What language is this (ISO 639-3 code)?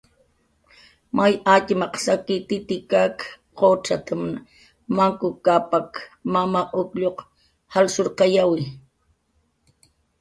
jqr